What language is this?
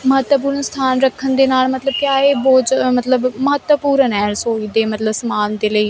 Punjabi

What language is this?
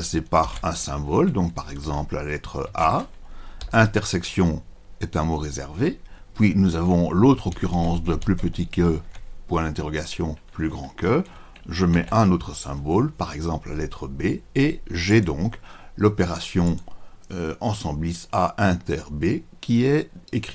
French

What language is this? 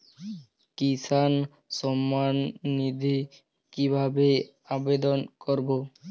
Bangla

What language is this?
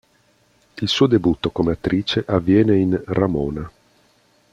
Italian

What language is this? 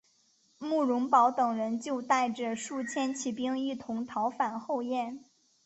Chinese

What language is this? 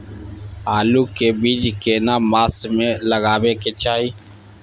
Maithili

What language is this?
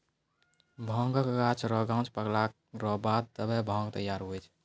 Maithili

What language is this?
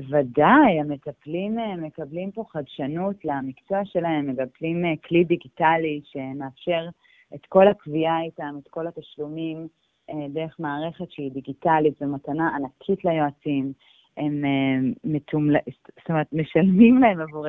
Hebrew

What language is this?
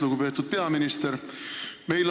Estonian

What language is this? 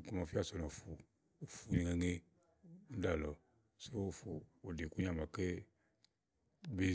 Igo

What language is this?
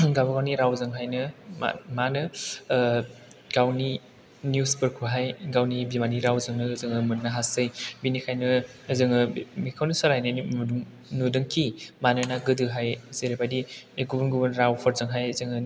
Bodo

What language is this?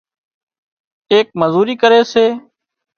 Wadiyara Koli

